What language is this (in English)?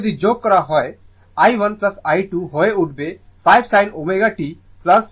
Bangla